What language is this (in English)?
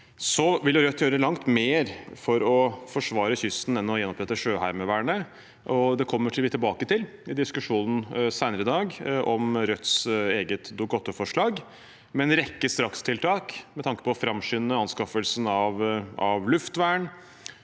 Norwegian